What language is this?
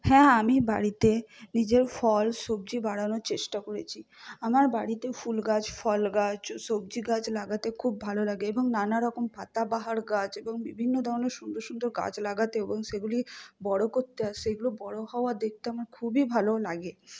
Bangla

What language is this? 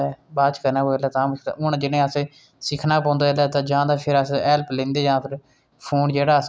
Dogri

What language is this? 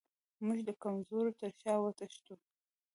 Pashto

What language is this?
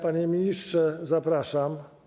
Polish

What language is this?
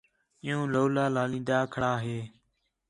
Khetrani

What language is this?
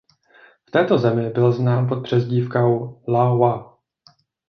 Czech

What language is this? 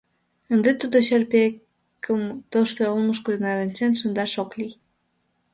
Mari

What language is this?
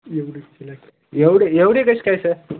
Marathi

